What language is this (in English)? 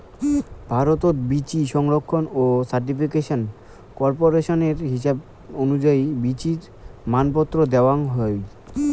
Bangla